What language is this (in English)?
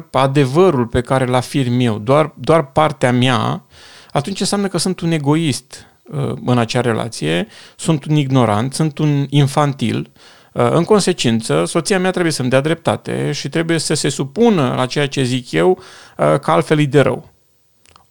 Romanian